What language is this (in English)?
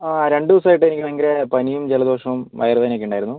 Malayalam